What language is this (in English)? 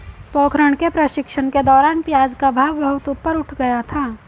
Hindi